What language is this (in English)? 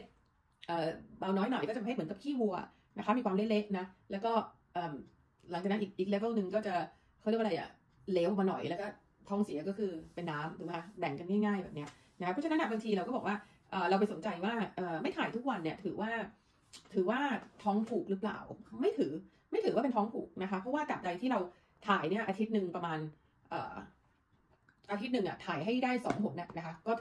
Thai